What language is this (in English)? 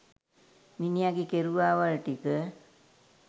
Sinhala